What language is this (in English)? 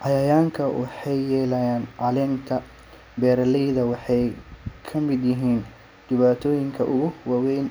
Somali